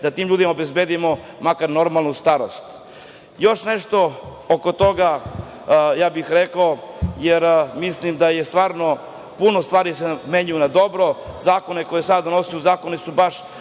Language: Serbian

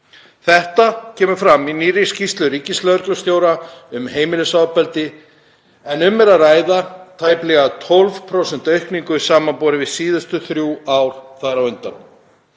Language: Icelandic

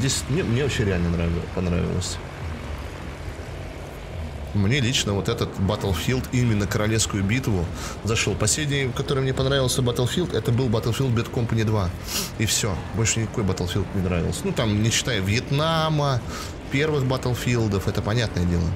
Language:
Russian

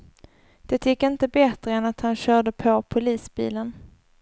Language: Swedish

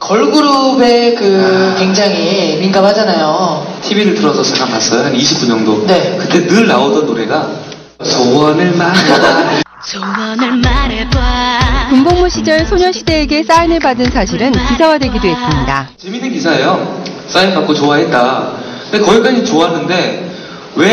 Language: Korean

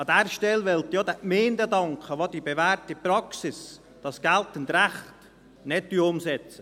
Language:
Swiss German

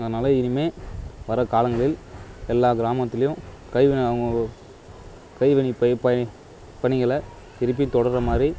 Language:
Tamil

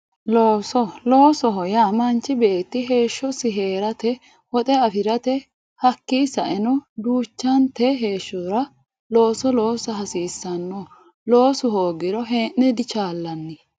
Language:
Sidamo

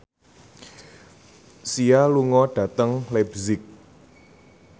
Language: Javanese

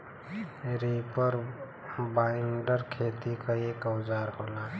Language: Bhojpuri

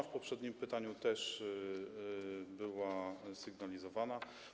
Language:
Polish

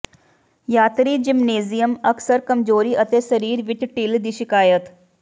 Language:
Punjabi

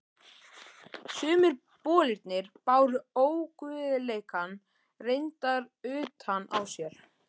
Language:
Icelandic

